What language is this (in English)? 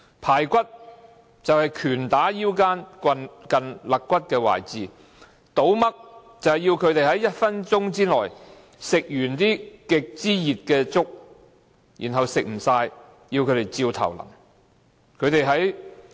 Cantonese